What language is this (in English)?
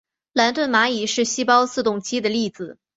Chinese